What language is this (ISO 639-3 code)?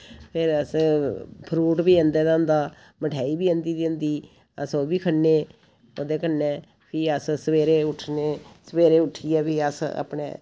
doi